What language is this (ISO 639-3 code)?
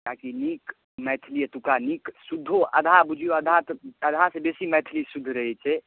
mai